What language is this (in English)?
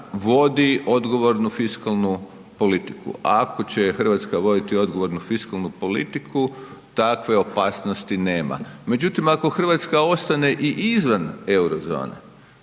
Croatian